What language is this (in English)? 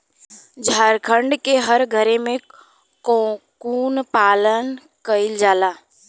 Bhojpuri